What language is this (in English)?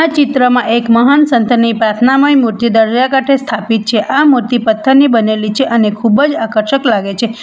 Gujarati